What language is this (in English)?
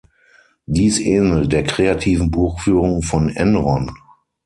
German